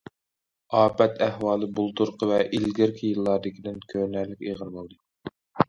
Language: Uyghur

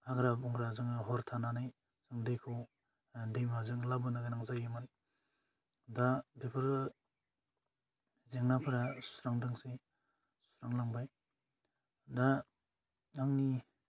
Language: Bodo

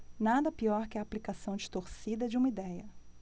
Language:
Portuguese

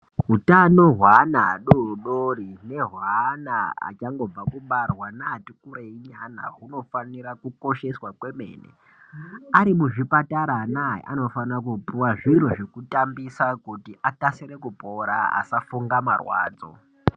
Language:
Ndau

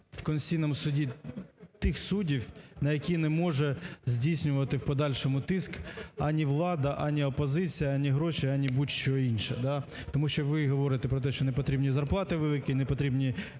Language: Ukrainian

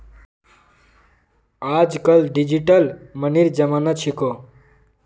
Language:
Magahi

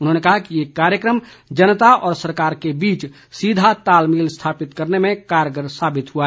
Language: Hindi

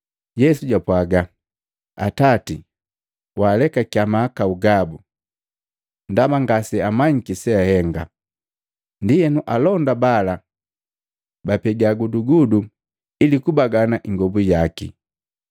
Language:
Matengo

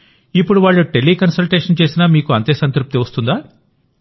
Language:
Telugu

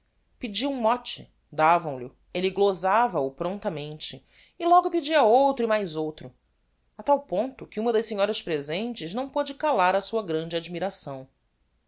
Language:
Portuguese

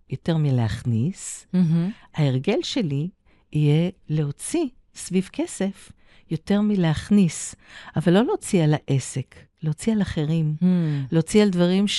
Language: Hebrew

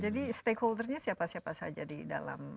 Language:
Indonesian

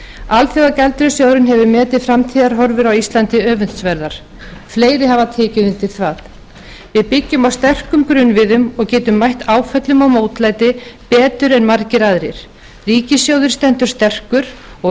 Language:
Icelandic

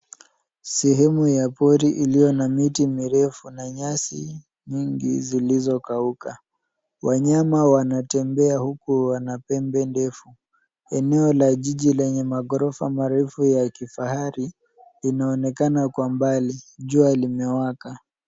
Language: Swahili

